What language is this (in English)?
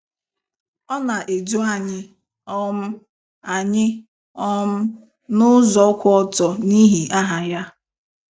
Igbo